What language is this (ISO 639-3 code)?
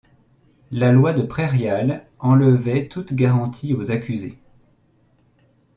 fra